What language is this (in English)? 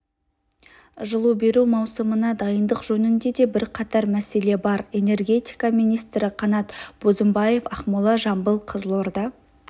Kazakh